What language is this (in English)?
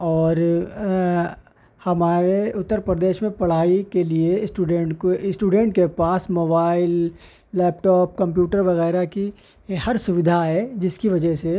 Urdu